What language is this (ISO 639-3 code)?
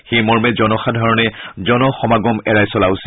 asm